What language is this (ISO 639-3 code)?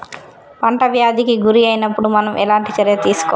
tel